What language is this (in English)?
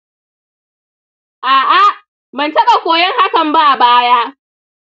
Hausa